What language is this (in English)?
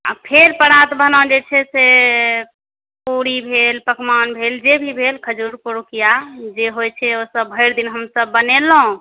Maithili